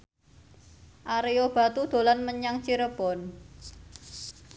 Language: Javanese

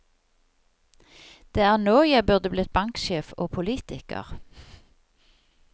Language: Norwegian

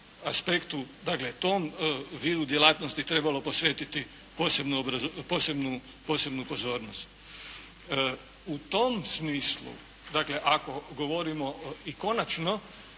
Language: Croatian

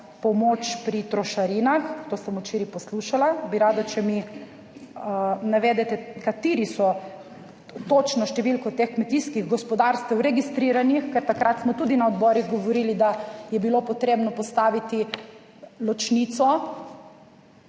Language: Slovenian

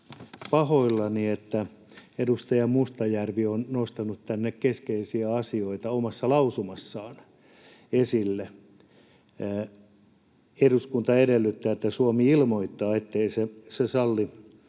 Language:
Finnish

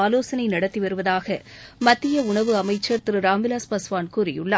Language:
Tamil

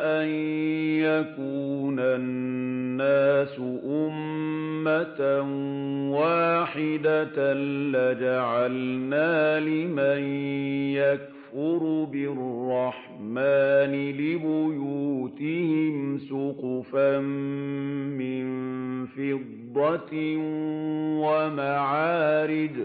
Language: Arabic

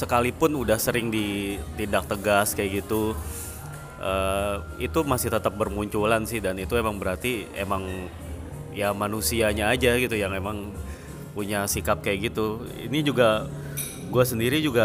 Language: Indonesian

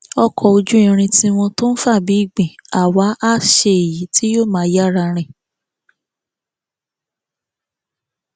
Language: Yoruba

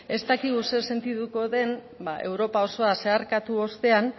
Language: Basque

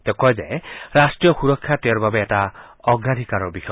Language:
Assamese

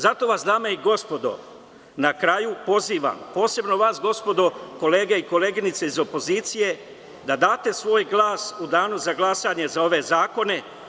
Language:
Serbian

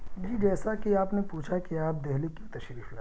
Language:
Urdu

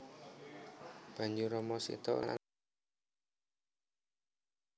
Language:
Javanese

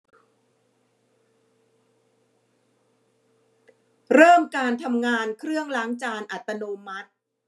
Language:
Thai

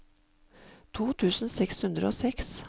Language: Norwegian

